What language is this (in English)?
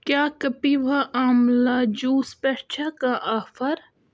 Kashmiri